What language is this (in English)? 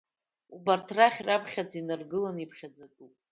Abkhazian